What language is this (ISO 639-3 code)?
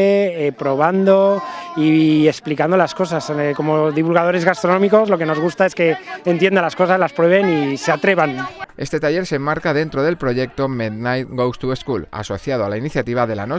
spa